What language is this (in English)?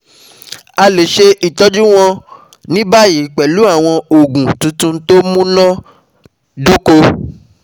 Yoruba